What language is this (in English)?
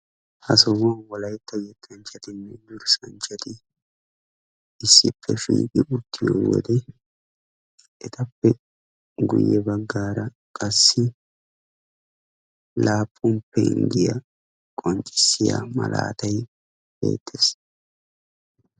Wolaytta